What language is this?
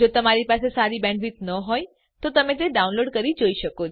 Gujarati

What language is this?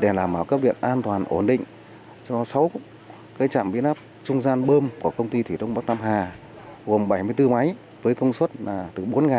Vietnamese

